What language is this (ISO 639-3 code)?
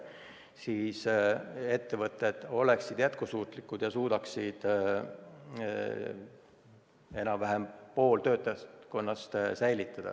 est